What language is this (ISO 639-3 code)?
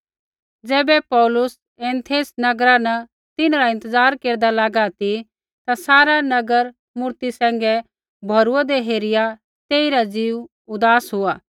kfx